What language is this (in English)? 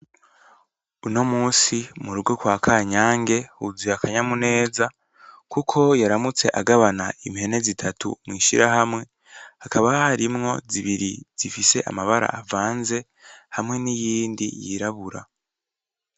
Rundi